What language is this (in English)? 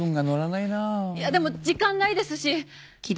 Japanese